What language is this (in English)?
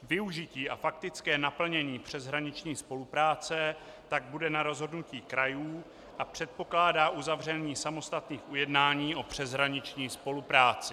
Czech